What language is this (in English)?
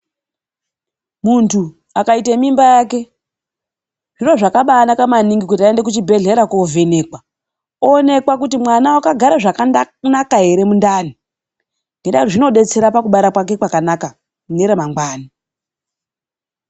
Ndau